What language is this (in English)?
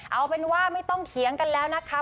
Thai